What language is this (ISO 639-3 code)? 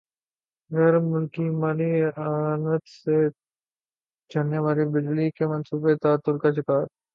urd